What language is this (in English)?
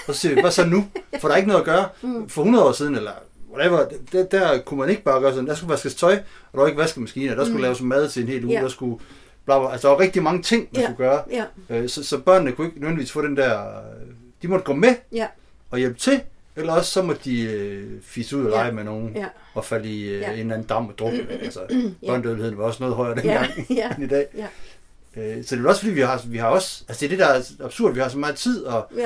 Danish